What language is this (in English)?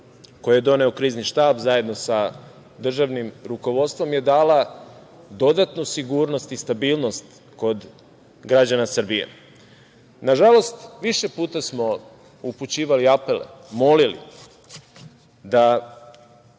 Serbian